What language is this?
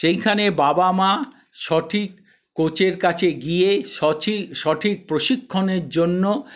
Bangla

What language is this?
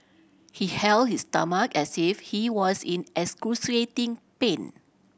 English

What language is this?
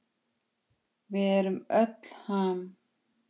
Icelandic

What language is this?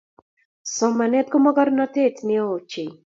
Kalenjin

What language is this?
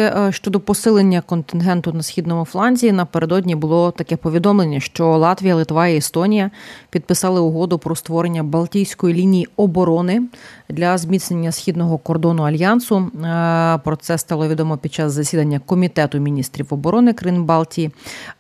Ukrainian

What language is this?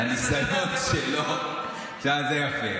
Hebrew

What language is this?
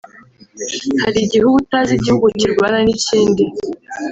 Kinyarwanda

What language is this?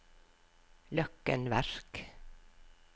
Norwegian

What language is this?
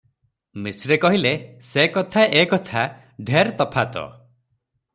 Odia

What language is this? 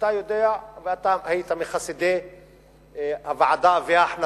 Hebrew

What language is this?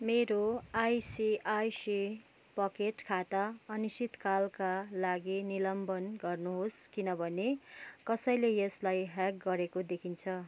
Nepali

